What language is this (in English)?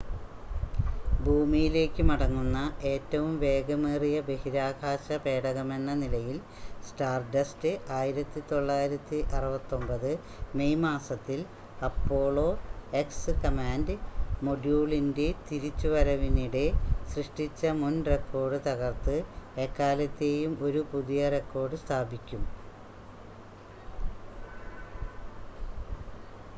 Malayalam